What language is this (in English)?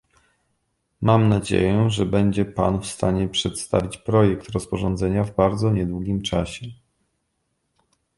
Polish